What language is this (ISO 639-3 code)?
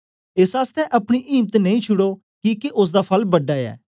doi